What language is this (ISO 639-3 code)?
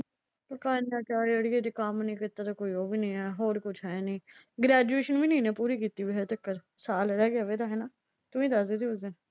pan